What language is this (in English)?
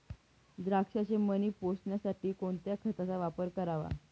Marathi